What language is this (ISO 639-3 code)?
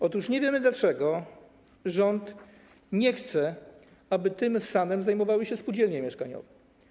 pol